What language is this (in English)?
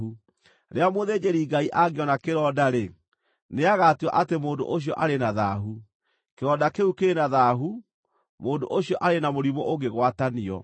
Kikuyu